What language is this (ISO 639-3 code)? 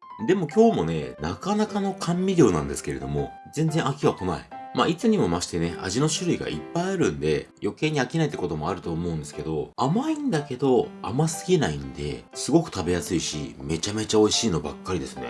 jpn